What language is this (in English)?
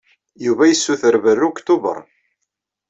Kabyle